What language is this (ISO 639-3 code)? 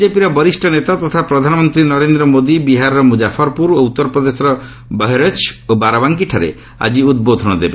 ori